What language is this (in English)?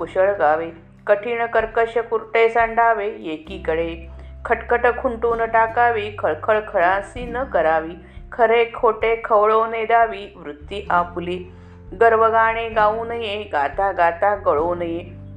Marathi